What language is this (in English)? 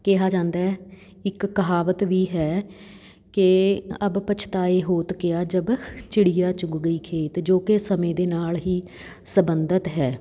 Punjabi